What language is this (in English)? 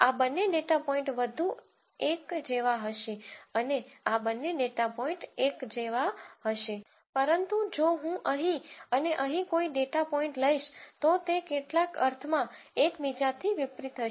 Gujarati